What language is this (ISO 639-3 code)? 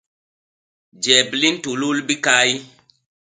bas